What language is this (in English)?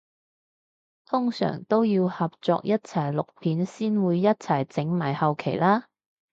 Cantonese